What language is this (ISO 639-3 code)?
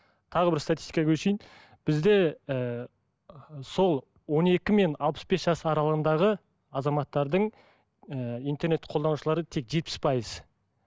kaz